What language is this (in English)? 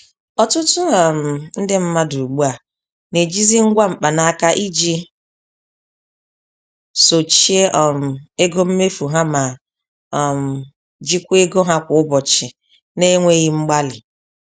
Igbo